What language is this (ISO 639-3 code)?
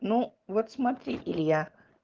rus